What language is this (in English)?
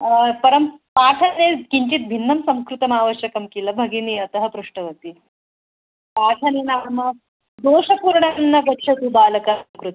Sanskrit